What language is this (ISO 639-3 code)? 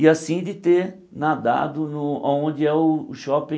por